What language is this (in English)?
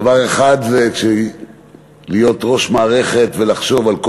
Hebrew